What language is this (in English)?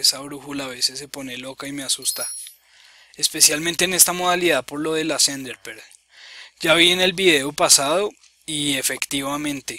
Spanish